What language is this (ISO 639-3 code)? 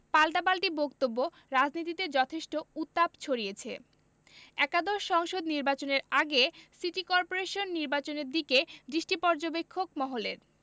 ben